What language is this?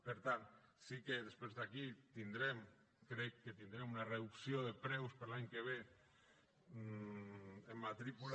Catalan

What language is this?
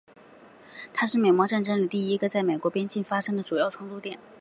Chinese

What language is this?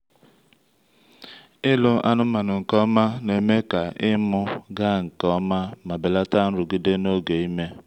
Igbo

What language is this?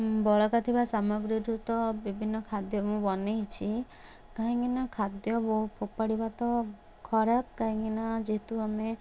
Odia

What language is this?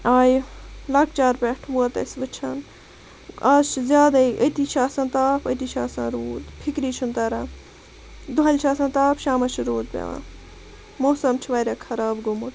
Kashmiri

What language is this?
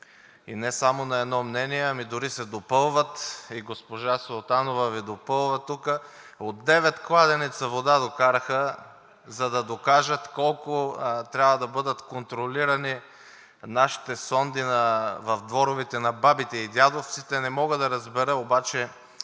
Bulgarian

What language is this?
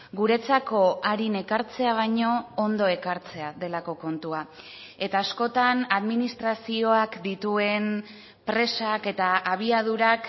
Basque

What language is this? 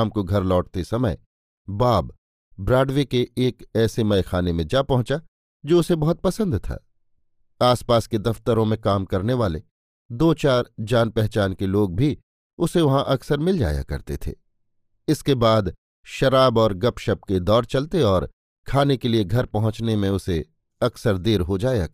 Hindi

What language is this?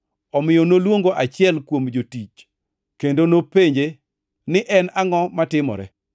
Luo (Kenya and Tanzania)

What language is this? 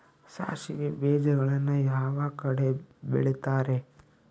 Kannada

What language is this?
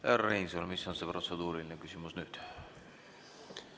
Estonian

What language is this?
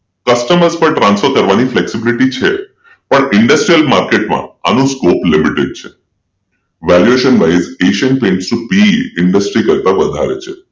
Gujarati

